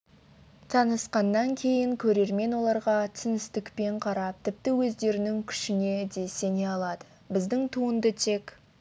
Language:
Kazakh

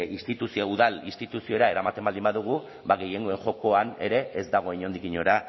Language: Basque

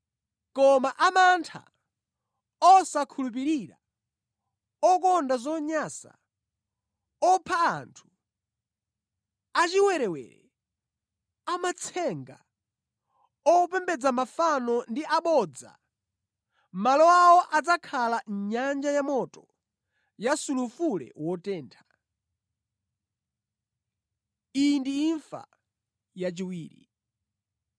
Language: Nyanja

